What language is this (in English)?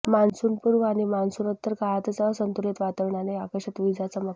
Marathi